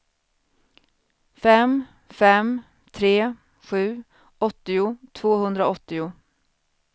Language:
Swedish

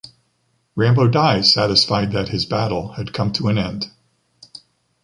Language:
English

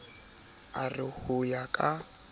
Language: Southern Sotho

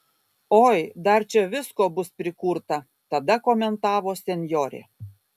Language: Lithuanian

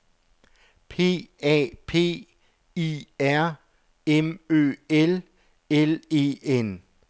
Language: Danish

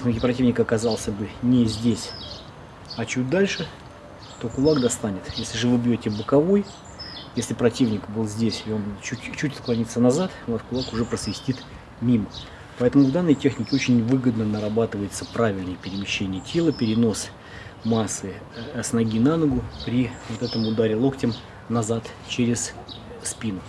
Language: Russian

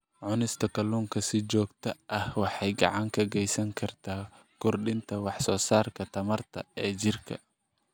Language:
Somali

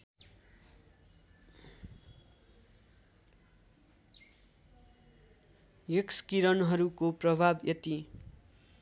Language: Nepali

